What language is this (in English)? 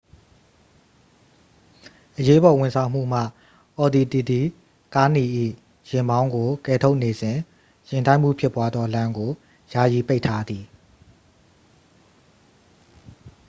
Burmese